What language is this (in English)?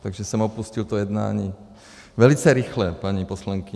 Czech